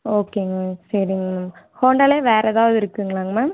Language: Tamil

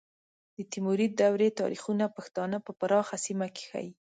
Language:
Pashto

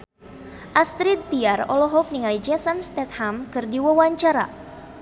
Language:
Sundanese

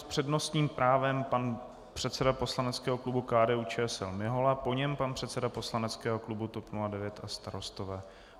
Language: Czech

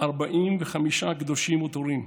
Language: Hebrew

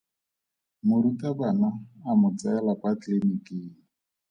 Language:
Tswana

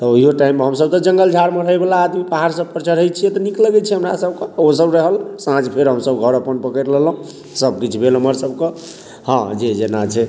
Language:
Maithili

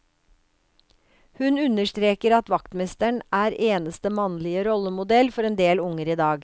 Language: Norwegian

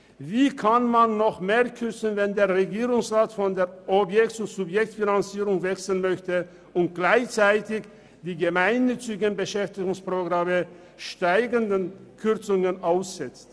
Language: Swiss German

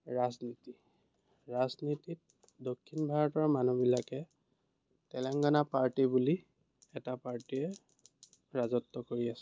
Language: Assamese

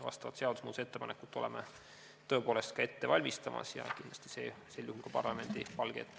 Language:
Estonian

